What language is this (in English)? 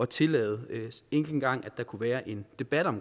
Danish